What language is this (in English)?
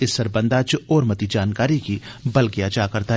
Dogri